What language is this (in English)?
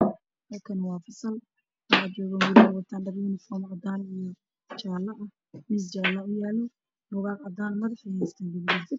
Somali